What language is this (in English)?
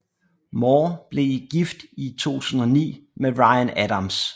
Danish